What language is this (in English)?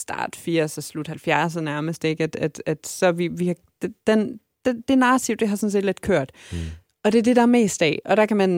Danish